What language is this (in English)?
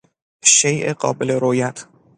Persian